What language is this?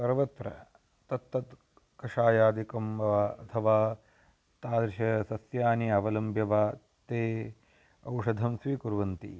Sanskrit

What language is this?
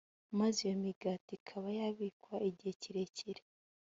Kinyarwanda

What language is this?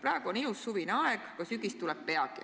Estonian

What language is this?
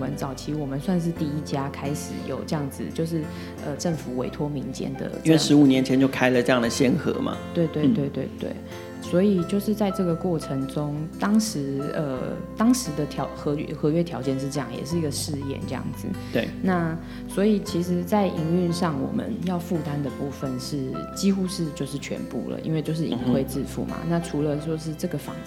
Chinese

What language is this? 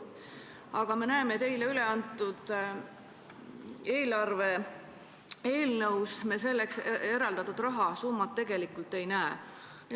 Estonian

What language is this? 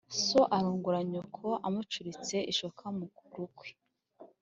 Kinyarwanda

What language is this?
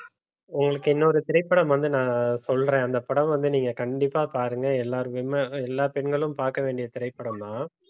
Tamil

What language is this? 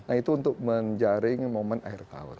Indonesian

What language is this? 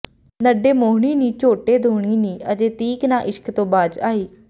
Punjabi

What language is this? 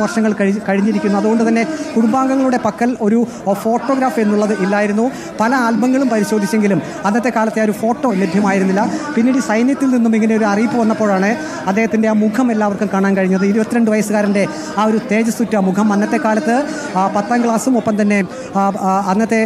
Malayalam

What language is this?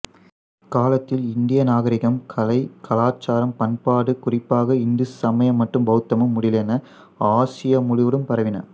Tamil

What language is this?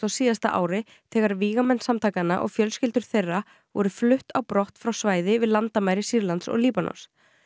Icelandic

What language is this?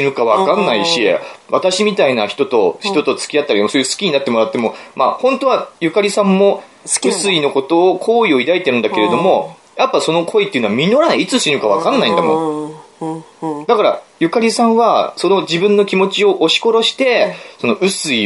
Japanese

